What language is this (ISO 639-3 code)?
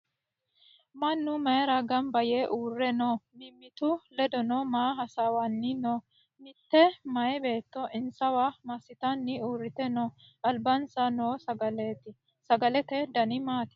sid